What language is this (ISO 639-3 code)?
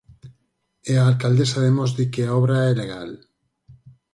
glg